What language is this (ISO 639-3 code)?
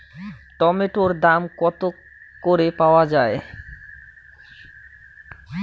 ben